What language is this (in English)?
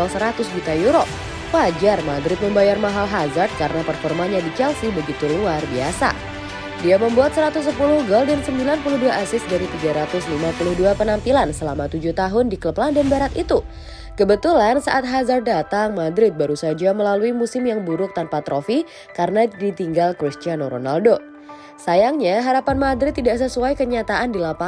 Indonesian